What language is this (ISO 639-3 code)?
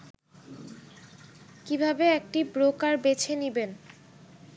ben